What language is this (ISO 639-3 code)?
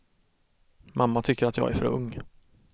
swe